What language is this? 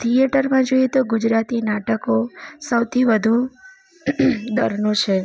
Gujarati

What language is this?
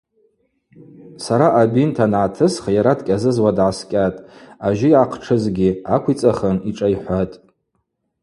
Abaza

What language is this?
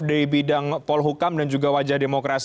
Indonesian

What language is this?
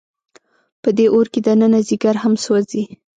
Pashto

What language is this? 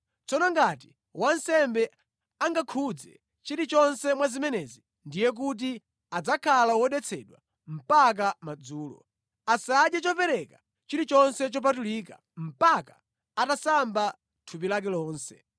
Nyanja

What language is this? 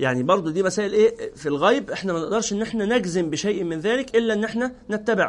Arabic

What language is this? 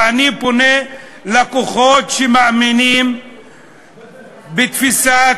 Hebrew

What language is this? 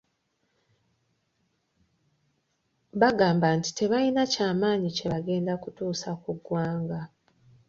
Ganda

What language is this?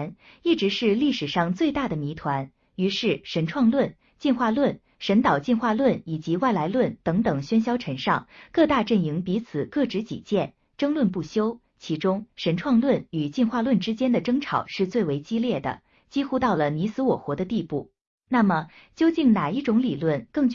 Chinese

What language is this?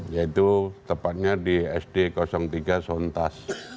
Indonesian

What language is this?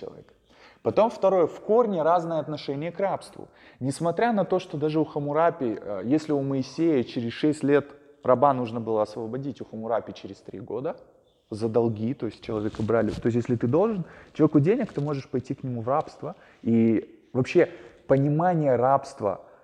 Russian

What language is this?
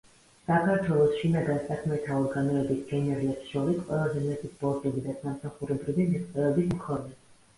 Georgian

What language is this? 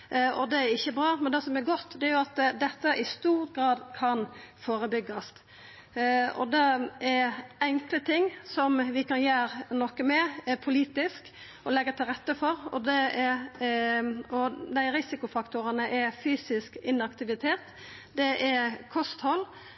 Norwegian Nynorsk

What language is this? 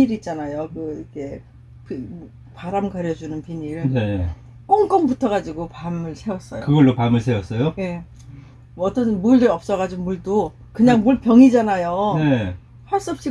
Korean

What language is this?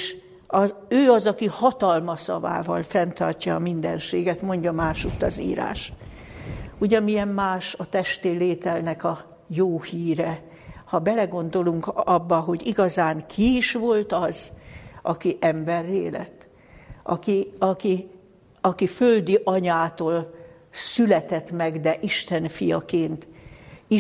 Hungarian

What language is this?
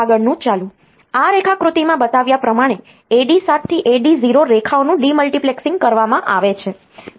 Gujarati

